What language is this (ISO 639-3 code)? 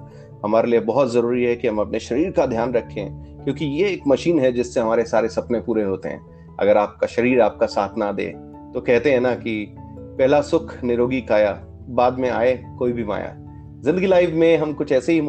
hin